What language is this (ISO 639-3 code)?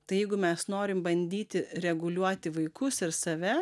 lit